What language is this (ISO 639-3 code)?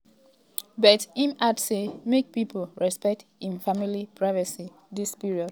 pcm